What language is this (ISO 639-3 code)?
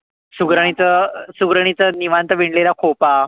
mar